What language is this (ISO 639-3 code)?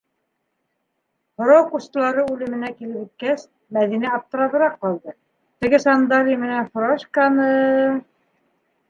bak